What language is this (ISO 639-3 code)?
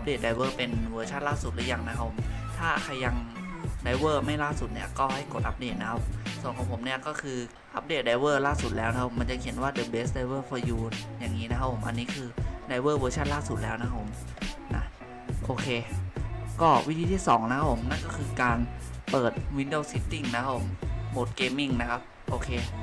tha